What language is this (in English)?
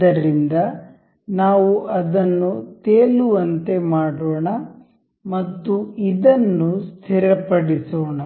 Kannada